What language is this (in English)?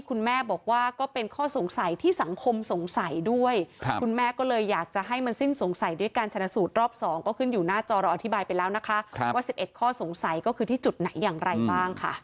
Thai